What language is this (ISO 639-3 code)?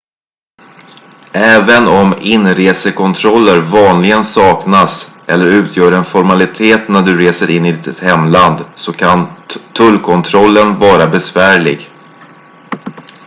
swe